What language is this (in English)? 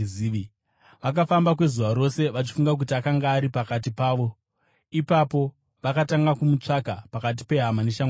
Shona